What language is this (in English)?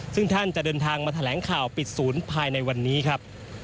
Thai